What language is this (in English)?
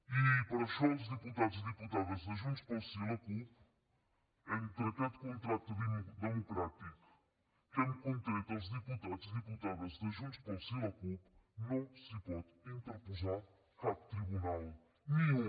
Catalan